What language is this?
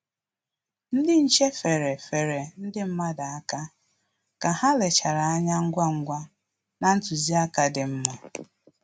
Igbo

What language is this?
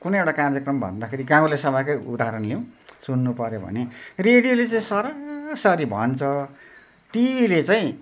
Nepali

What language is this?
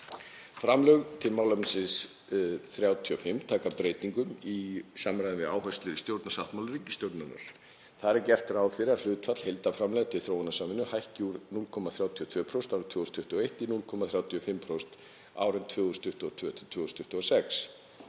Icelandic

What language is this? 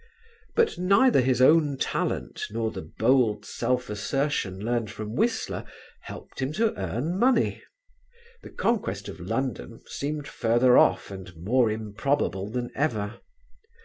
English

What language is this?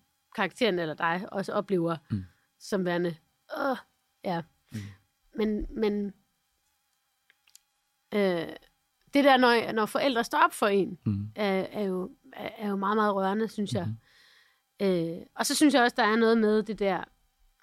Danish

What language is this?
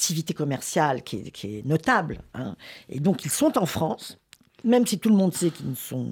French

